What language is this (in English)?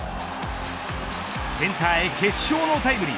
Japanese